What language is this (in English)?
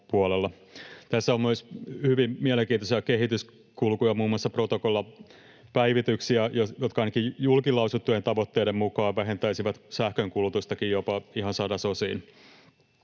Finnish